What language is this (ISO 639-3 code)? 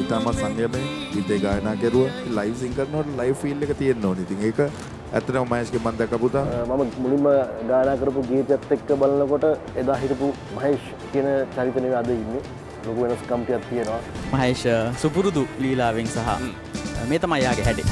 tha